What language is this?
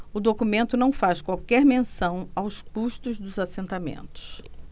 Portuguese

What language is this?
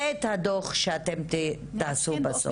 Hebrew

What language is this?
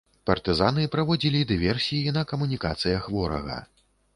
Belarusian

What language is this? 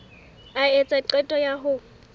Southern Sotho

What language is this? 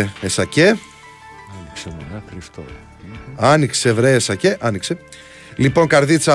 Greek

